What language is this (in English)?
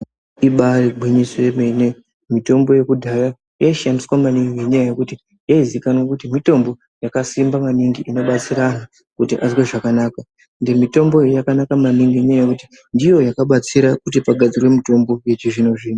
Ndau